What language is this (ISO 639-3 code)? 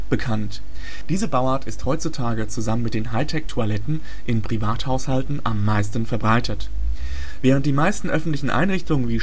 deu